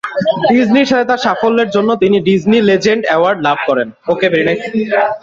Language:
Bangla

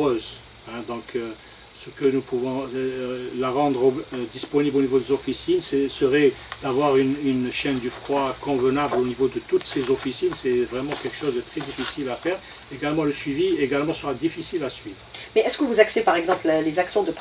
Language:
French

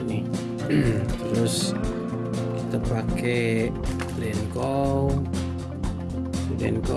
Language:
Indonesian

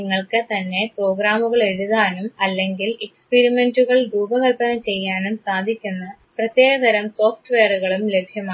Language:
Malayalam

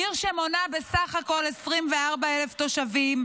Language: Hebrew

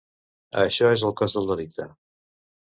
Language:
Catalan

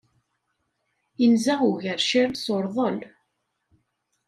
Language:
Kabyle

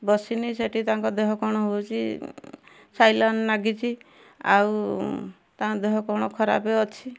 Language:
Odia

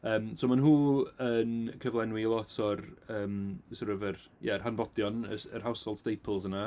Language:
Welsh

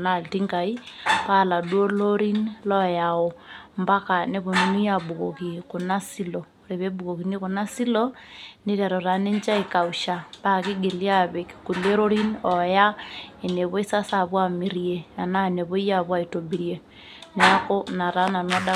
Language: Masai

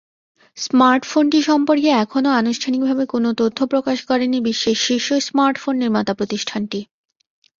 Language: Bangla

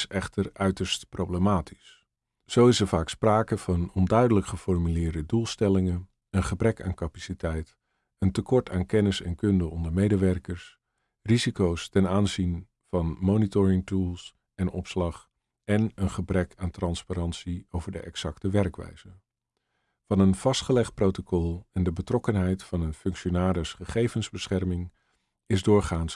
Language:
Dutch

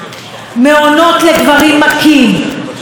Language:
Hebrew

